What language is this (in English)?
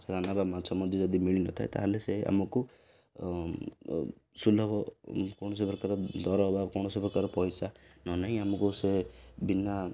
Odia